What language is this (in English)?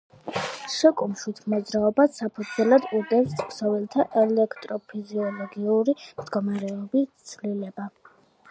Georgian